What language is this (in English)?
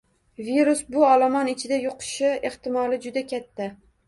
Uzbek